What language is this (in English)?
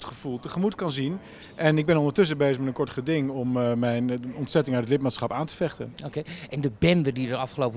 Dutch